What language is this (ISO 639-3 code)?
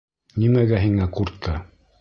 bak